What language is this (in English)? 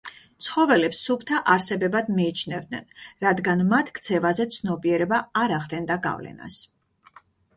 Georgian